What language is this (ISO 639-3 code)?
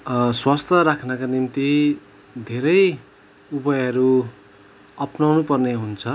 nep